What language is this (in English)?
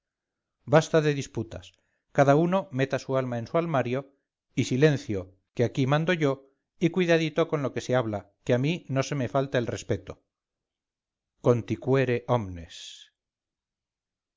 Spanish